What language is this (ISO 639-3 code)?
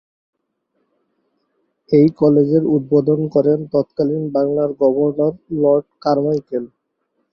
ben